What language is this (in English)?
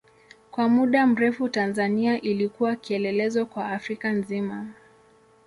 Swahili